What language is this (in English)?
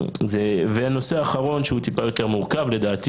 Hebrew